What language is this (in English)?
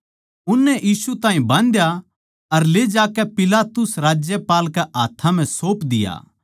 Haryanvi